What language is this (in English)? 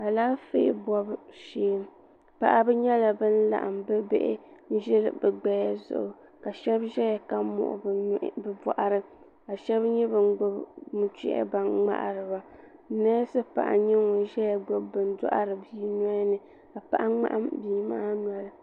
Dagbani